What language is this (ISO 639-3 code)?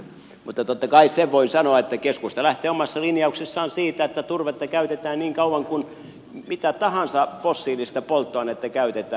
fin